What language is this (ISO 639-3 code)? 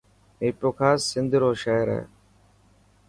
mki